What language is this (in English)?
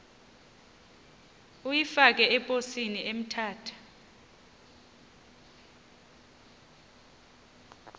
Xhosa